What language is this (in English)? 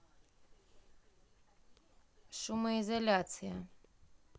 Russian